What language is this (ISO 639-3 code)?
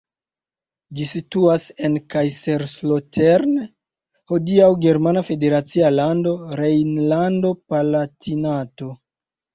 epo